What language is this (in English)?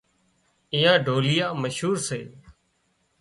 Wadiyara Koli